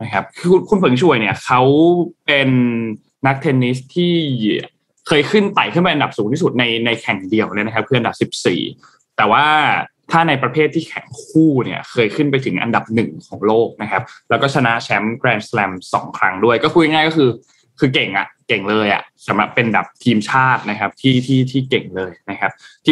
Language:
Thai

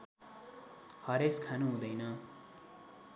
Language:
Nepali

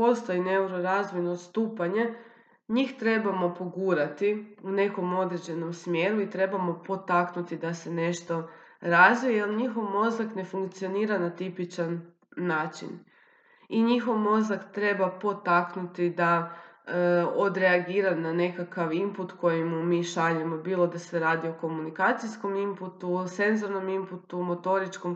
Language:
Croatian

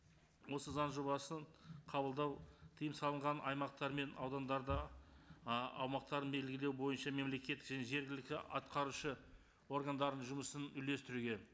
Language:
Kazakh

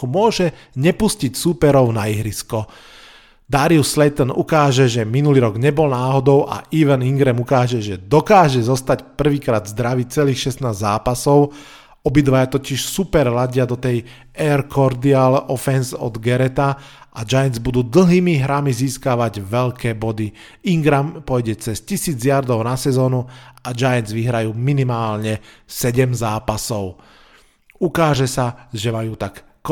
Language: Slovak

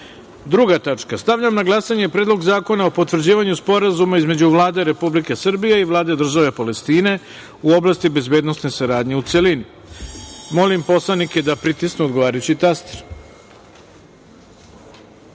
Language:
Serbian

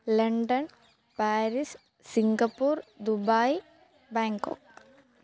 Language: Malayalam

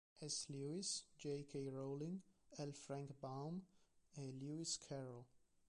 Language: Italian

